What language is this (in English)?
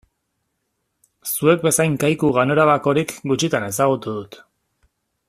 Basque